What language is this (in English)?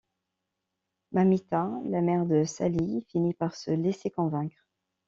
French